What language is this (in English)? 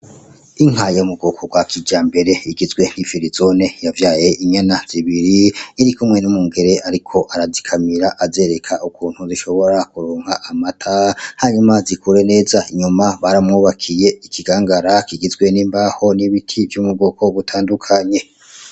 Rundi